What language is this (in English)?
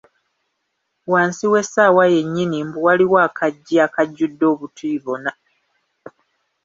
Ganda